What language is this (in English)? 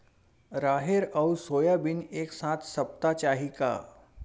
Chhattisgarhi